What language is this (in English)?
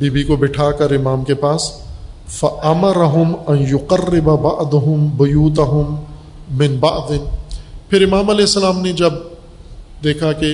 Urdu